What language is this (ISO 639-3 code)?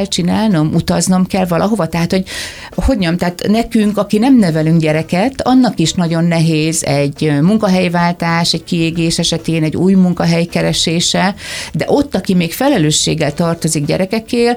hun